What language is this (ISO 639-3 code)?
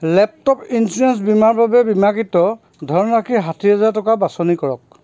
asm